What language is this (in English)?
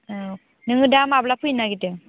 Bodo